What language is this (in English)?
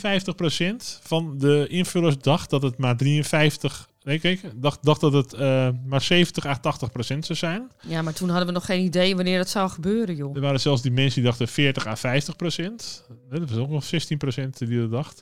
Dutch